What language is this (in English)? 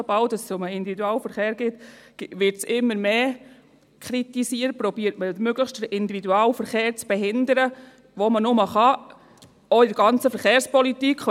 Swiss German